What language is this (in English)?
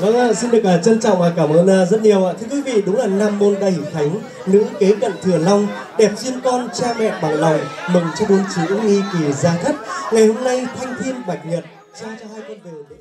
Vietnamese